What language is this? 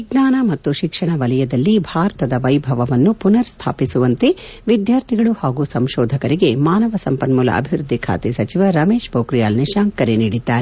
Kannada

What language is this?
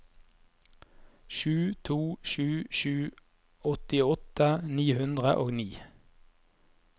Norwegian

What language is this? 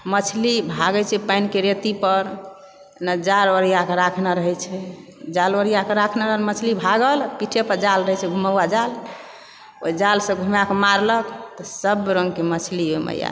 Maithili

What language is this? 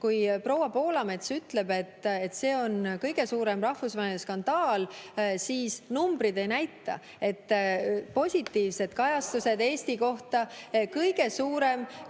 Estonian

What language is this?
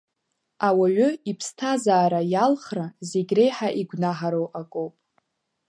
Abkhazian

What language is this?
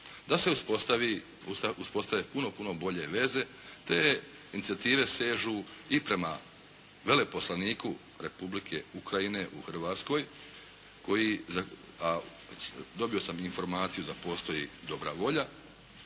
Croatian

